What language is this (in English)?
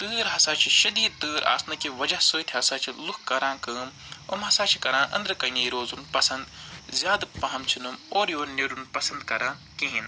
Kashmiri